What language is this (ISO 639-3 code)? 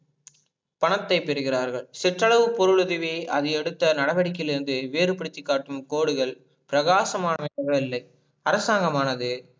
tam